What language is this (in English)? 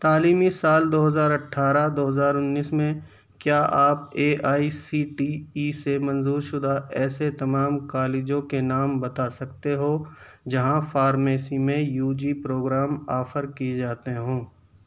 Urdu